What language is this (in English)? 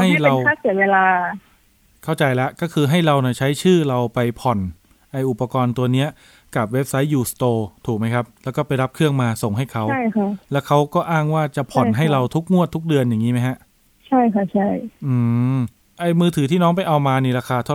Thai